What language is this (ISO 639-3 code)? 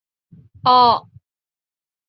zho